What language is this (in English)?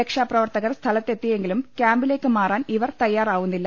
Malayalam